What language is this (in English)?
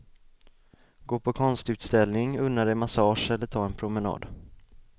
Swedish